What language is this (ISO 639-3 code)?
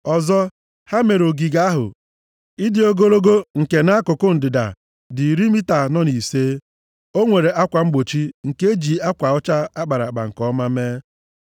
ibo